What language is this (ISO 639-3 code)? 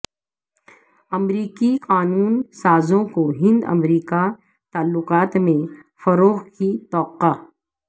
urd